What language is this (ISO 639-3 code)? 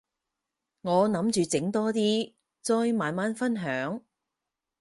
yue